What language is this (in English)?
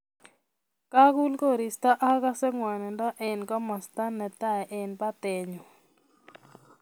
Kalenjin